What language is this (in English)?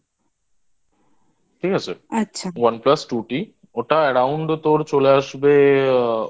Bangla